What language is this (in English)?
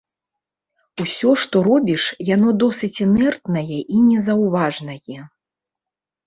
Belarusian